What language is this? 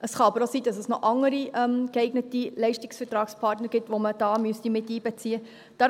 Swiss German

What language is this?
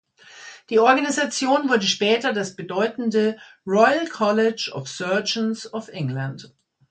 German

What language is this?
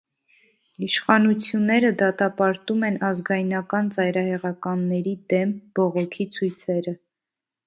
Armenian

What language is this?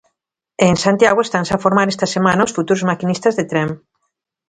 Galician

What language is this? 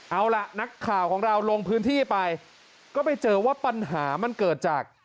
Thai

